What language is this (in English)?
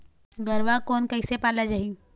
Chhattisgarhi